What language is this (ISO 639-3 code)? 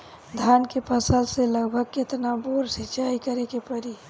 bho